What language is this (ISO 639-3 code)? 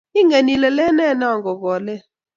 kln